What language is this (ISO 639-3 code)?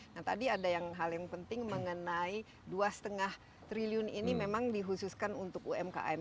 ind